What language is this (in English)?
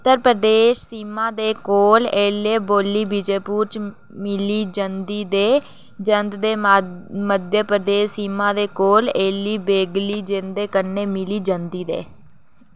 Dogri